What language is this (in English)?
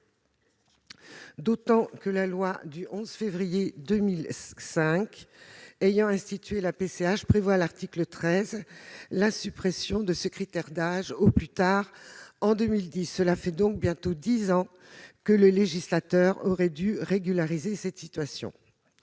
French